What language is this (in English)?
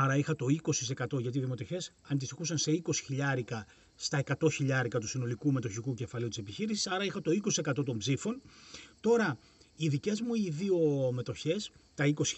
Greek